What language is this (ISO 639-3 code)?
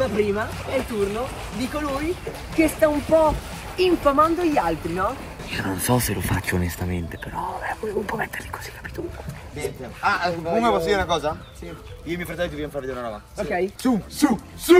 ita